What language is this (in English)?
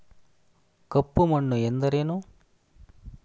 Kannada